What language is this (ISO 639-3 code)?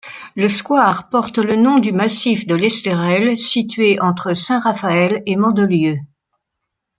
fra